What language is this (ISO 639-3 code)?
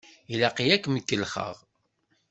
kab